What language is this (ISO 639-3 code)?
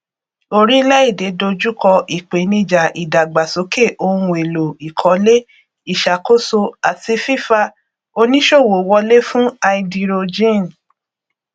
yor